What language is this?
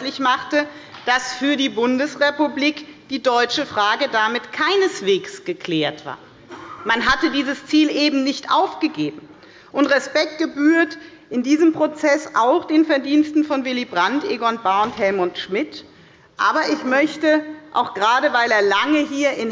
German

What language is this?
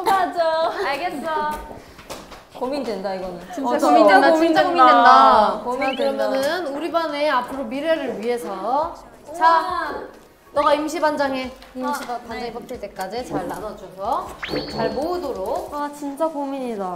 Korean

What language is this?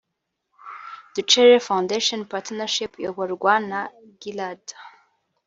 Kinyarwanda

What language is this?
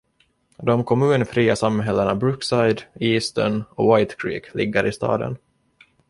Swedish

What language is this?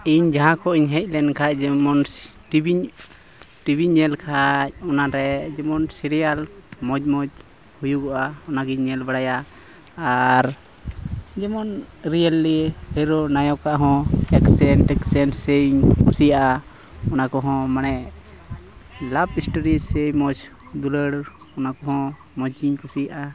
Santali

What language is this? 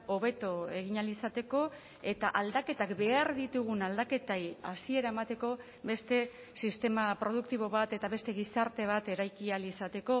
Basque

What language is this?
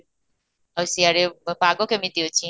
Odia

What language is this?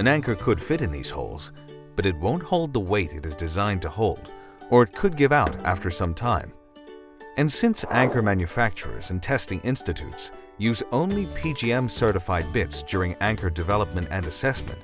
English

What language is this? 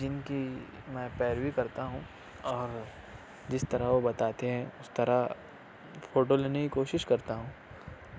Urdu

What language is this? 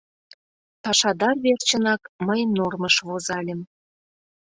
Mari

